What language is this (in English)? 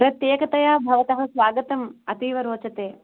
Sanskrit